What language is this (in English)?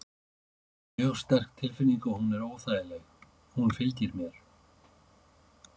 Icelandic